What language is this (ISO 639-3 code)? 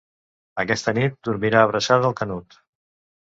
cat